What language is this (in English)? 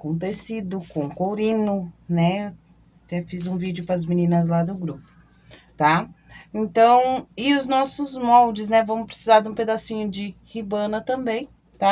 Portuguese